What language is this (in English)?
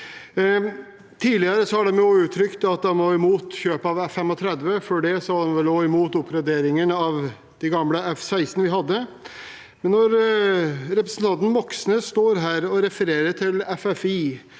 Norwegian